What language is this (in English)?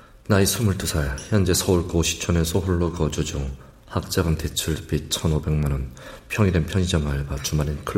Korean